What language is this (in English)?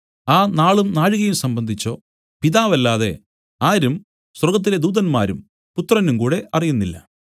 Malayalam